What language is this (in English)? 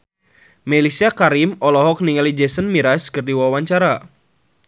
Sundanese